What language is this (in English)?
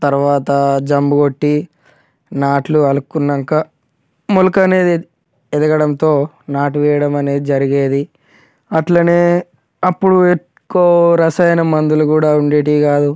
Telugu